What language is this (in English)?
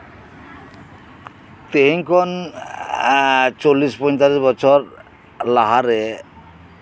Santali